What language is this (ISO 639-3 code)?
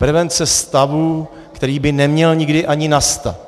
ces